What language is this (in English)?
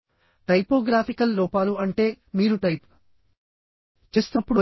Telugu